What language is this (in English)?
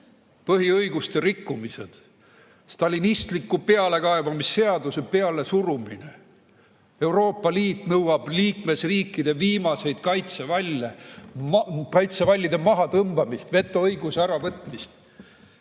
Estonian